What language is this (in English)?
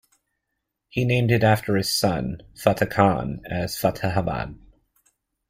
English